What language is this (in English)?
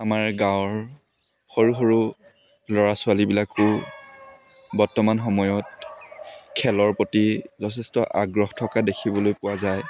Assamese